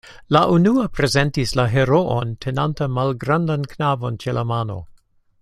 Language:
Esperanto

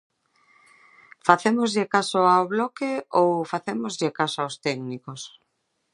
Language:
Galician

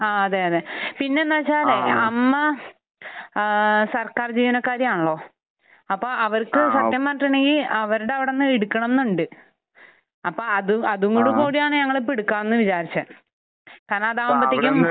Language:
Malayalam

